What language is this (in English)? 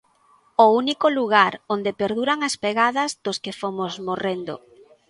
Galician